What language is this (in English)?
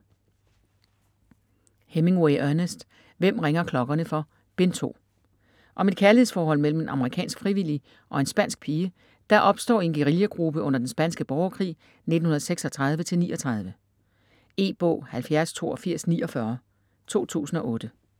Danish